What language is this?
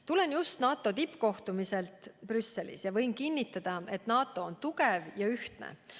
Estonian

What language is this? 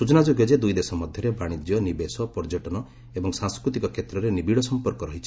Odia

